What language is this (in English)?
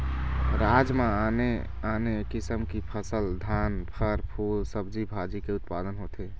Chhattisgarhi